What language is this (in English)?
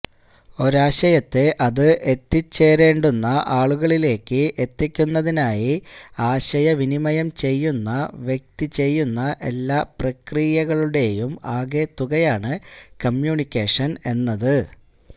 Malayalam